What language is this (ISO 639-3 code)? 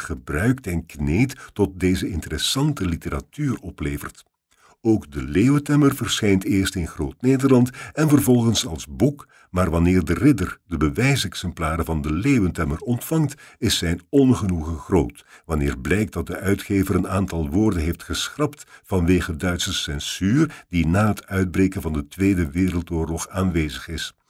nld